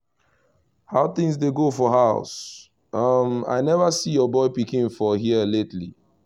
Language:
Nigerian Pidgin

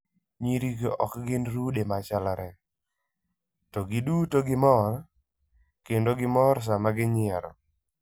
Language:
Luo (Kenya and Tanzania)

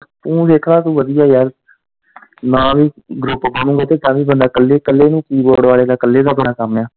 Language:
Punjabi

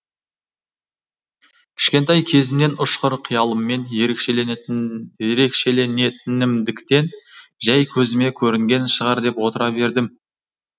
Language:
Kazakh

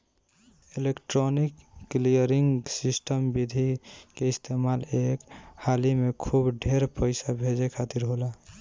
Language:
Bhojpuri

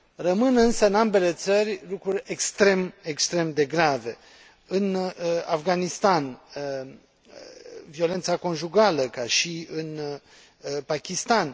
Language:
Romanian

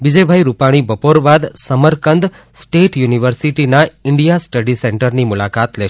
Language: Gujarati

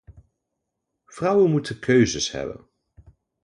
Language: Dutch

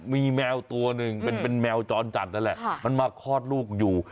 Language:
Thai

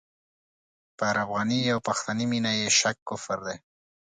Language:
Pashto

